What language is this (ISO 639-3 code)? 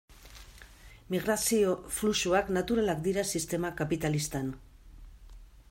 eus